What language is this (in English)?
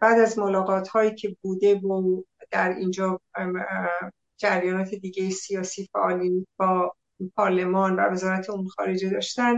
Persian